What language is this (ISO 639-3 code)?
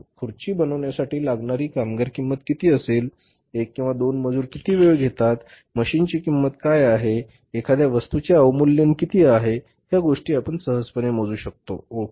mar